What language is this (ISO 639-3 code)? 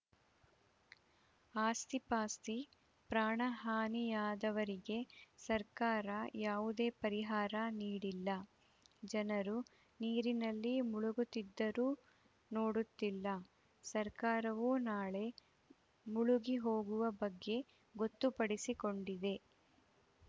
kan